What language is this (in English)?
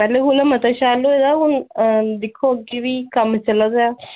Dogri